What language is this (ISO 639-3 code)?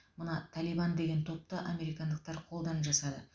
kaz